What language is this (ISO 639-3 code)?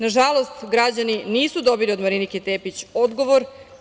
srp